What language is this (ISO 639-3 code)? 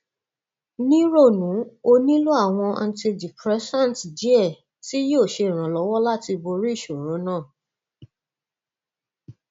yor